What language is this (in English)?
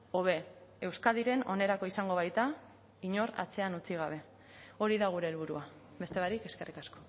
Basque